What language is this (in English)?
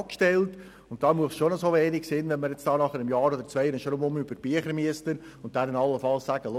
Swiss German